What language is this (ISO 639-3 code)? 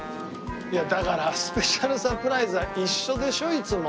jpn